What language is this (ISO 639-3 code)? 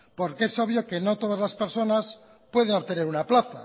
spa